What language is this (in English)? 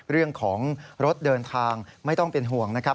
Thai